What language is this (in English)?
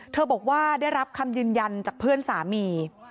Thai